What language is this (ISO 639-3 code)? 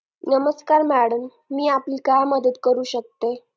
mar